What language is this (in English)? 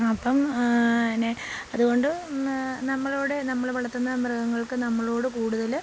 Malayalam